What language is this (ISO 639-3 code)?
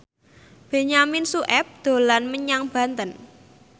jav